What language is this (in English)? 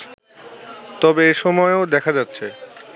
Bangla